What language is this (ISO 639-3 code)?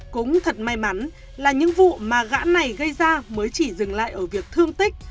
vie